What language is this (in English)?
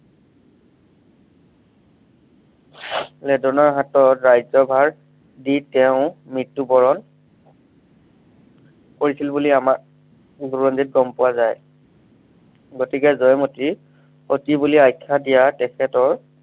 Assamese